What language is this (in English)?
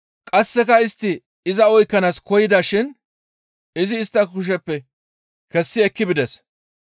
Gamo